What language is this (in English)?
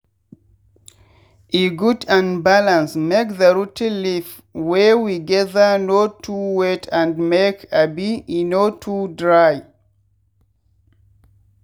Nigerian Pidgin